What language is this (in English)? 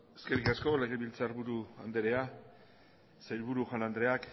Basque